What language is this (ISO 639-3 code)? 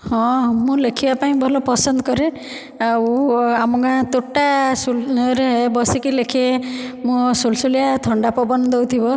ori